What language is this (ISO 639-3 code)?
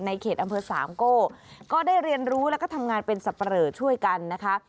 tha